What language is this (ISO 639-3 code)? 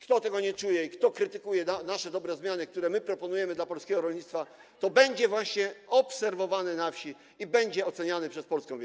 pol